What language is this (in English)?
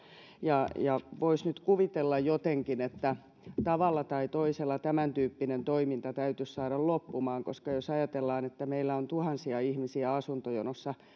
Finnish